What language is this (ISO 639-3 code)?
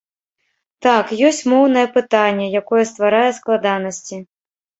bel